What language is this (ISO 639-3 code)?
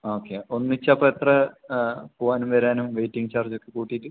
mal